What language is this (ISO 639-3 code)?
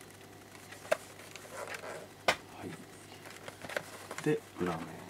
jpn